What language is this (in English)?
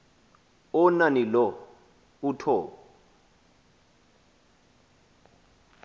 Xhosa